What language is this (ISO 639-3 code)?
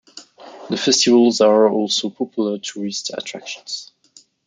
eng